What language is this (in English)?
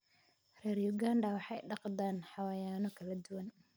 Somali